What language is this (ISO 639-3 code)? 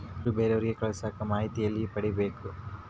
kan